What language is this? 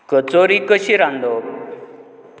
Konkani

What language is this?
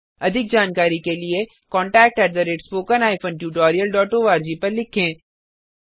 Hindi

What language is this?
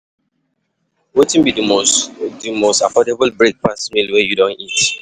Nigerian Pidgin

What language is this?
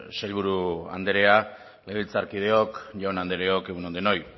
Basque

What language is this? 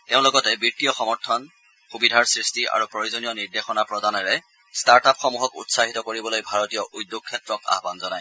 Assamese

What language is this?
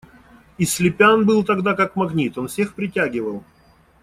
Russian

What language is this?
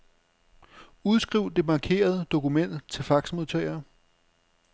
Danish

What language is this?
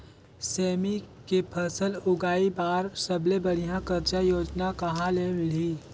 Chhattisgarhi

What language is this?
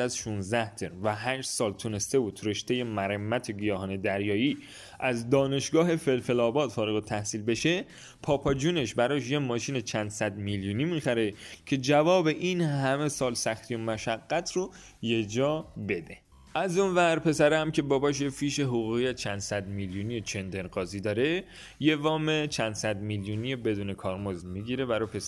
Persian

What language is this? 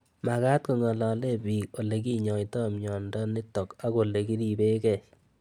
Kalenjin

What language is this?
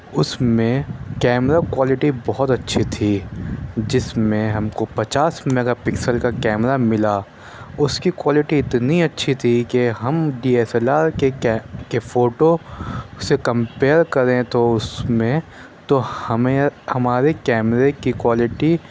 Urdu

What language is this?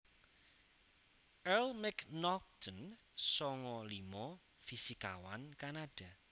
Javanese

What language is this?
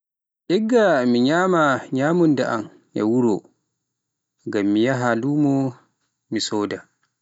Pular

